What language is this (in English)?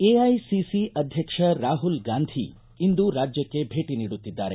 Kannada